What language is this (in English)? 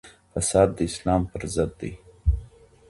Pashto